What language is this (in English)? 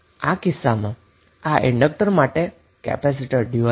Gujarati